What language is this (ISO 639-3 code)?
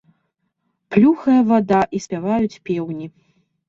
bel